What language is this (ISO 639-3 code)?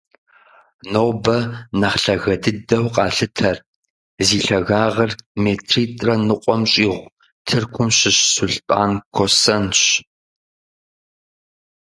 kbd